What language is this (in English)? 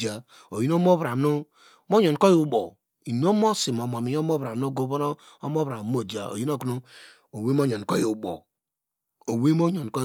Degema